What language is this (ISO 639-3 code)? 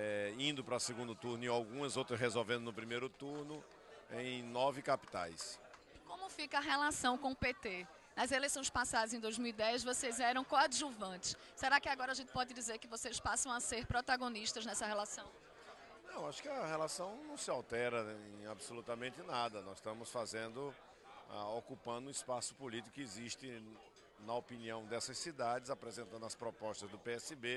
por